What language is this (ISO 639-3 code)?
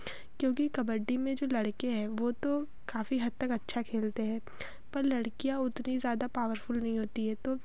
hin